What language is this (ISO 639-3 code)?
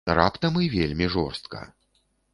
bel